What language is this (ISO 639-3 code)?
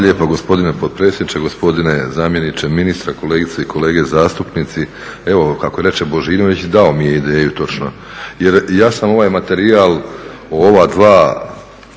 hrv